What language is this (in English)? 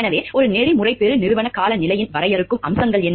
Tamil